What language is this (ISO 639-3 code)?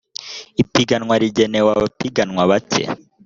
kin